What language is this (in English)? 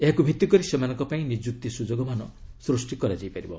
Odia